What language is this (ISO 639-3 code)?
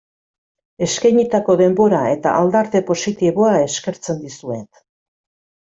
eus